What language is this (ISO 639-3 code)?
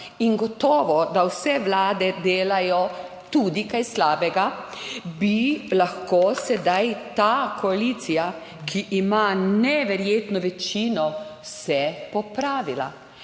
slv